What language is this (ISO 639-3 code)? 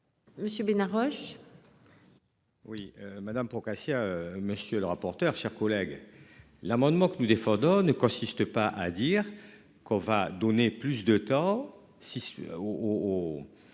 fra